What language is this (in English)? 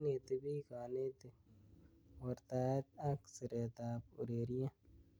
Kalenjin